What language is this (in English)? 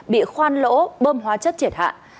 Vietnamese